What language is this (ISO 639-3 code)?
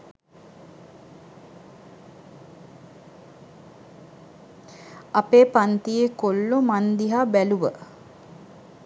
sin